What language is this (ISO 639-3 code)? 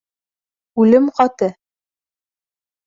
bak